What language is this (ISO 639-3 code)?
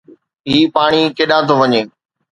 snd